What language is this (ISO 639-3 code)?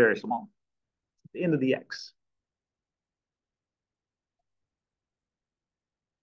eng